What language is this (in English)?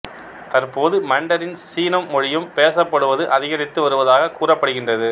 Tamil